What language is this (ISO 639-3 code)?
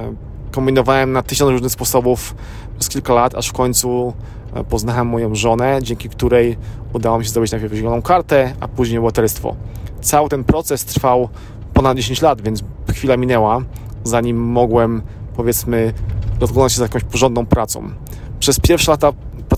pol